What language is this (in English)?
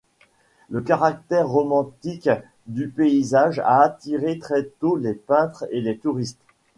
French